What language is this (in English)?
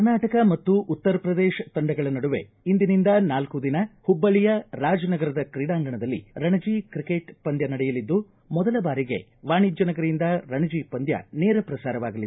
Kannada